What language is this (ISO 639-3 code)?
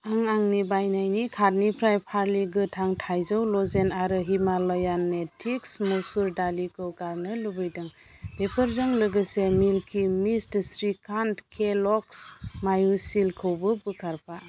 brx